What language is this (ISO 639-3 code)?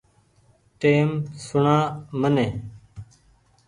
gig